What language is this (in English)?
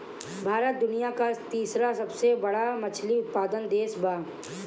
Bhojpuri